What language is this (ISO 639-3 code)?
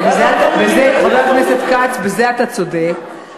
heb